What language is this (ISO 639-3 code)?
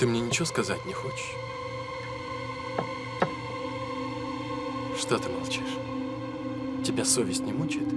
rus